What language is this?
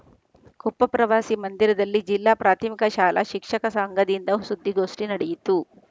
Kannada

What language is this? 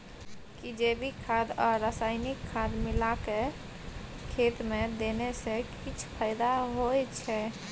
Maithili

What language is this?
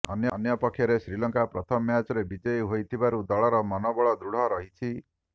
Odia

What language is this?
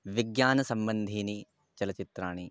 Sanskrit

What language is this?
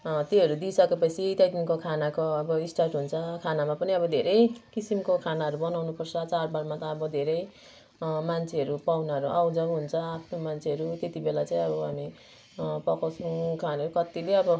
Nepali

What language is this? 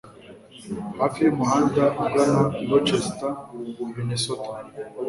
Kinyarwanda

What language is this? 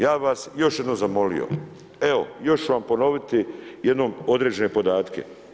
Croatian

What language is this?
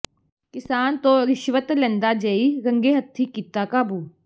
Punjabi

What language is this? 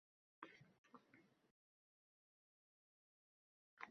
Uzbek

